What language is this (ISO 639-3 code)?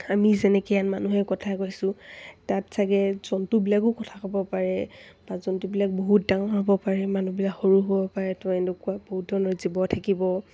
asm